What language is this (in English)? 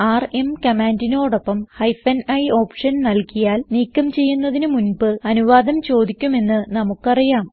Malayalam